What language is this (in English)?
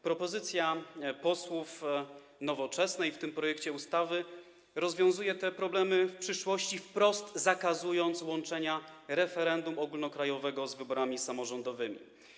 Polish